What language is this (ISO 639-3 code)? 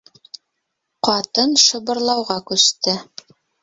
bak